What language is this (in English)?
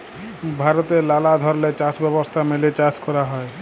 Bangla